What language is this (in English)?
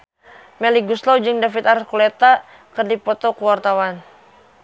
Sundanese